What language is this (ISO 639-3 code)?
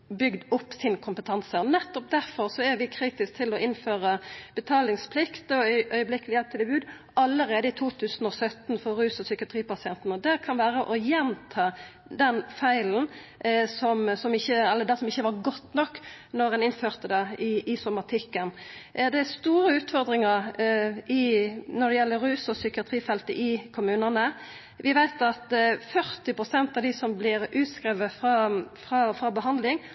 nno